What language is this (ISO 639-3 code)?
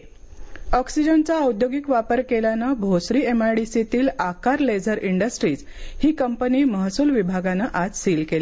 mar